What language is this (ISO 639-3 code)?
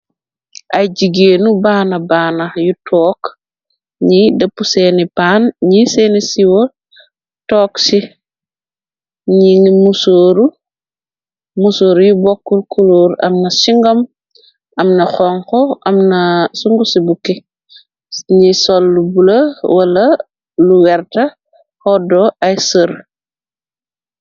wol